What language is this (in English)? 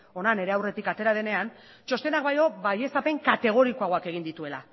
Basque